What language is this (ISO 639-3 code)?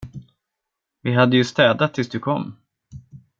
swe